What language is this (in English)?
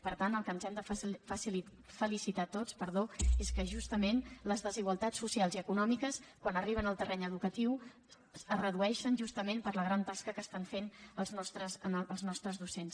Catalan